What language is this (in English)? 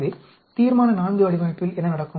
Tamil